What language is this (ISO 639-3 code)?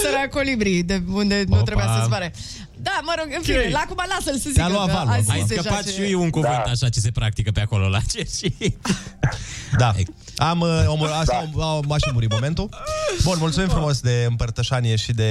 ron